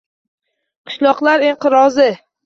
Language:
Uzbek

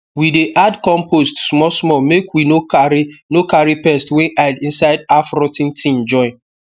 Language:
Nigerian Pidgin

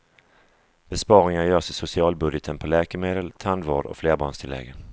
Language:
Swedish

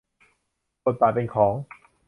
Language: Thai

